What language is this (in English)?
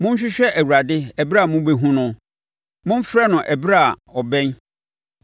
Akan